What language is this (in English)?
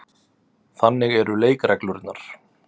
Icelandic